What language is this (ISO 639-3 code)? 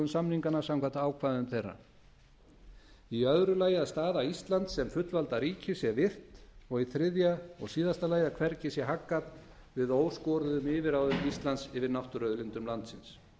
isl